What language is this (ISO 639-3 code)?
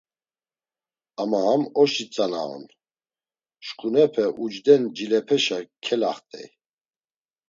lzz